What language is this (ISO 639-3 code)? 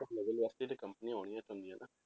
pan